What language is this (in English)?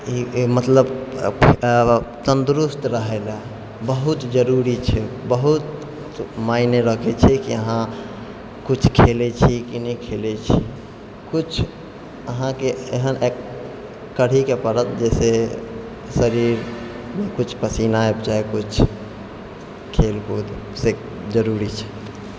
Maithili